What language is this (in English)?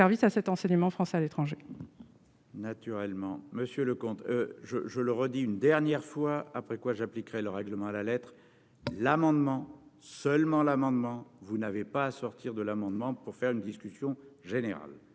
French